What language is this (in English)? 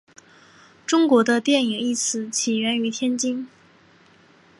Chinese